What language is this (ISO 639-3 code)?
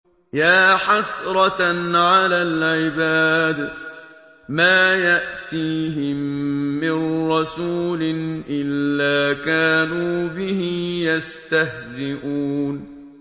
ara